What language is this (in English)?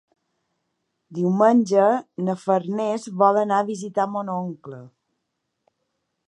Catalan